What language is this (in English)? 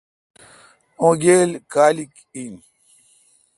Kalkoti